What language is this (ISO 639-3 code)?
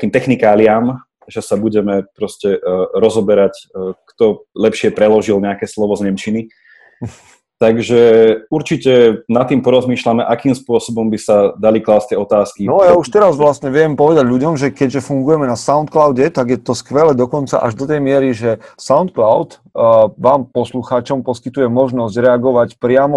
slk